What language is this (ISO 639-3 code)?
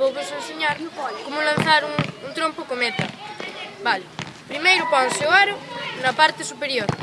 glg